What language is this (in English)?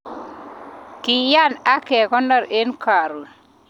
Kalenjin